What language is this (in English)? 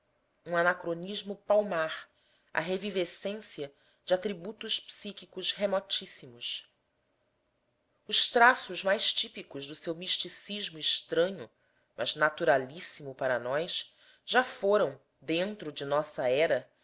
Portuguese